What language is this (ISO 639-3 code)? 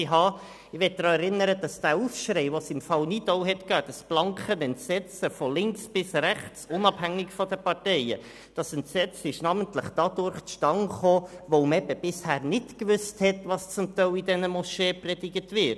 gsw